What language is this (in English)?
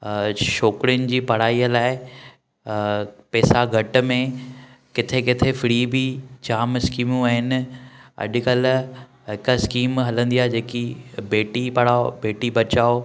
Sindhi